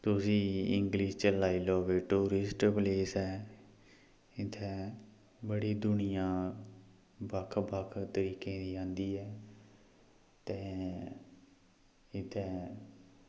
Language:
Dogri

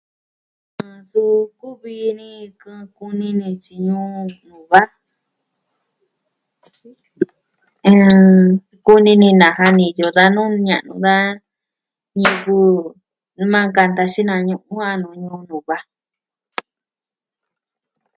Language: Southwestern Tlaxiaco Mixtec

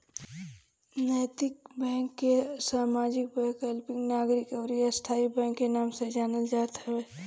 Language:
Bhojpuri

